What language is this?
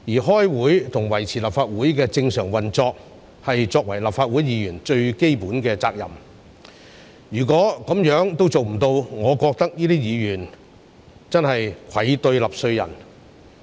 Cantonese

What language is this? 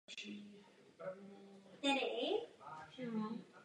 Czech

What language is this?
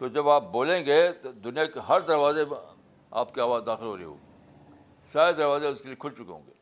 Urdu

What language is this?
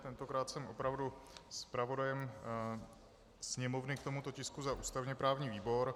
Czech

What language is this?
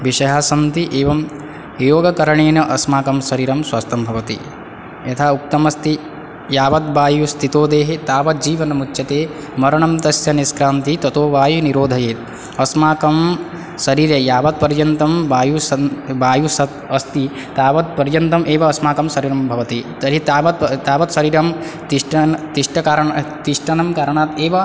Sanskrit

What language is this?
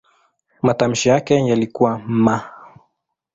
Swahili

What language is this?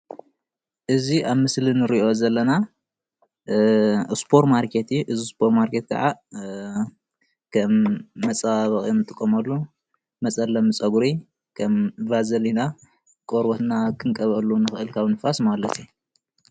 Tigrinya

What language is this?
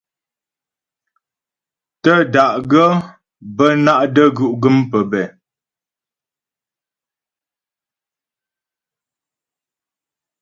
Ghomala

